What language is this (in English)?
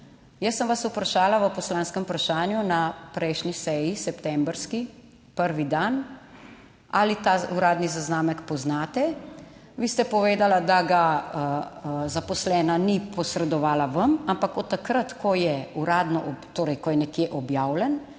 Slovenian